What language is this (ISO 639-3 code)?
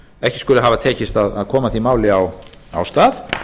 isl